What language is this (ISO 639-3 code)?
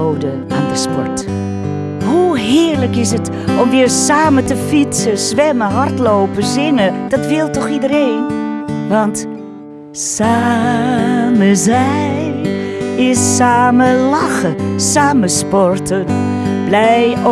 nld